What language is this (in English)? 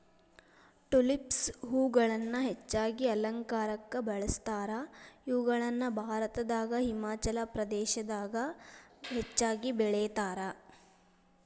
Kannada